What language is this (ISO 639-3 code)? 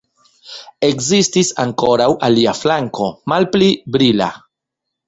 epo